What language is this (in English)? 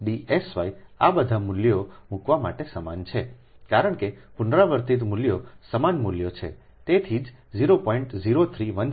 Gujarati